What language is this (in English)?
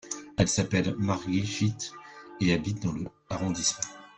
French